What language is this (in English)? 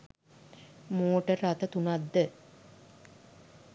Sinhala